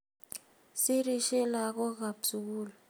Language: Kalenjin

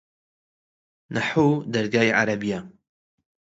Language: Central Kurdish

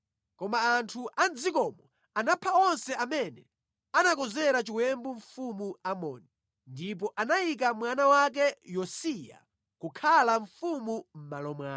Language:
Nyanja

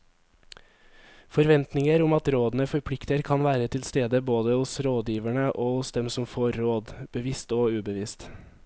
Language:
Norwegian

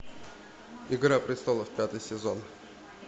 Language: Russian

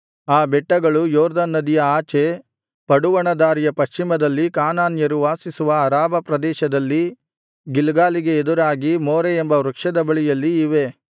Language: Kannada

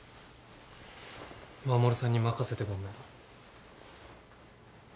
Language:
Japanese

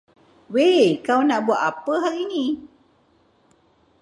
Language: Malay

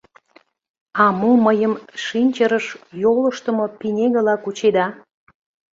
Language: Mari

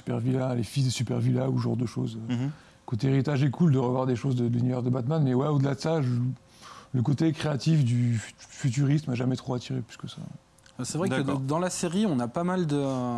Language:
French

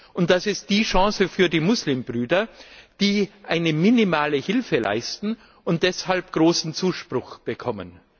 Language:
German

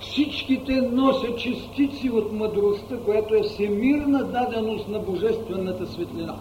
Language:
Bulgarian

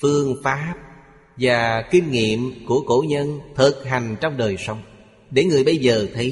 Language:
Vietnamese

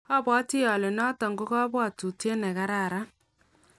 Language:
Kalenjin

